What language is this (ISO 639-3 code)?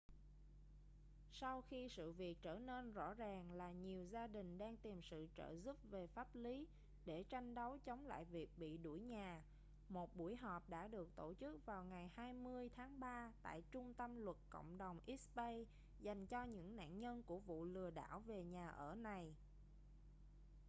vie